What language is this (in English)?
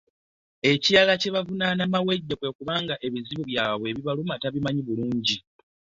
Ganda